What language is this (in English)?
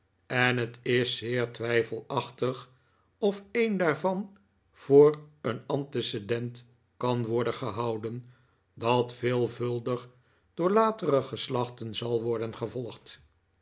Dutch